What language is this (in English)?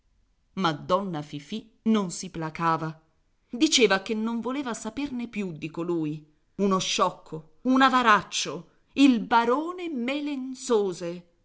Italian